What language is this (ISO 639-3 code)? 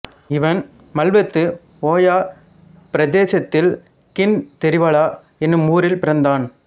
tam